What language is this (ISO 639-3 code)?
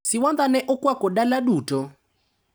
luo